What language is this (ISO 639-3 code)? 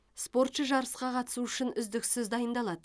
kaz